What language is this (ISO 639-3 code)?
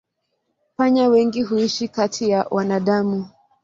swa